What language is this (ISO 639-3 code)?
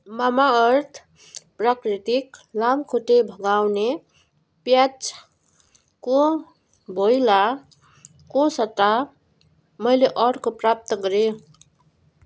nep